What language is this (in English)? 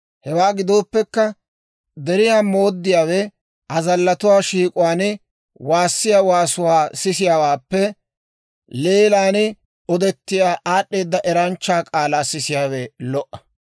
Dawro